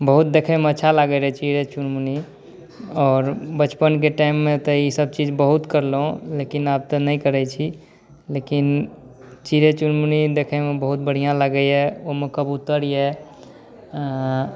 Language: Maithili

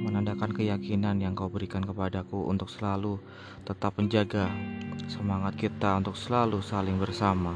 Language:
Indonesian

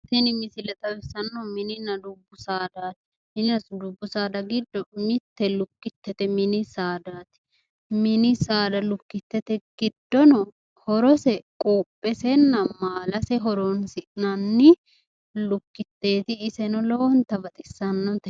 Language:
Sidamo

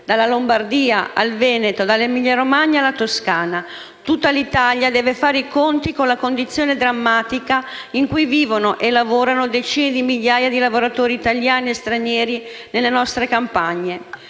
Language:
Italian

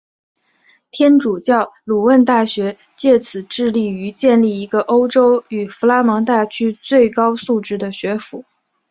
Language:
Chinese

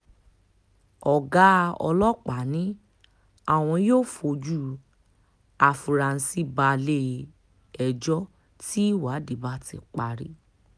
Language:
Yoruba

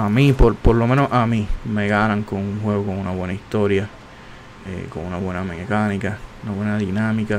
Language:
Spanish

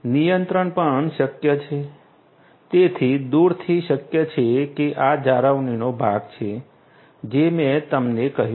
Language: Gujarati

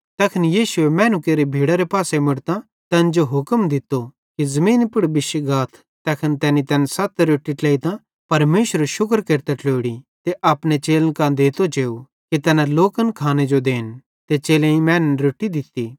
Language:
Bhadrawahi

